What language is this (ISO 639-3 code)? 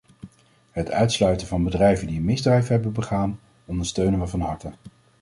nld